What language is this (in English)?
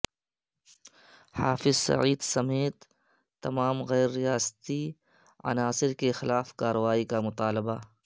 Urdu